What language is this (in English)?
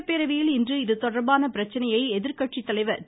Tamil